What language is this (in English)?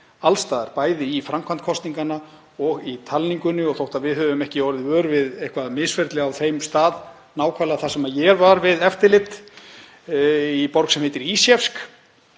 Icelandic